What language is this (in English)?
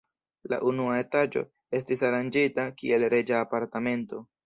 Esperanto